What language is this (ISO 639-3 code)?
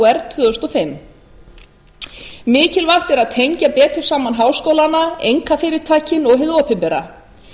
isl